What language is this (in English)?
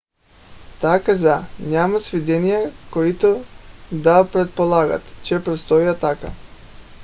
Bulgarian